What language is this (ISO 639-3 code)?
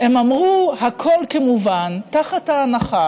heb